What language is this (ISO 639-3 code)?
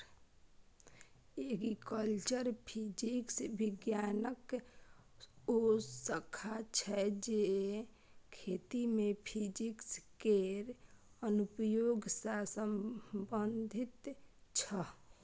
mai